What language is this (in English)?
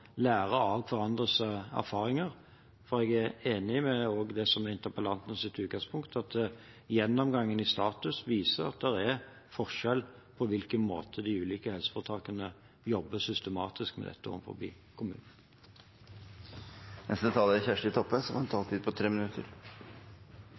Norwegian